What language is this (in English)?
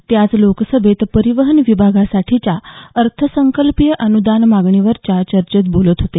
Marathi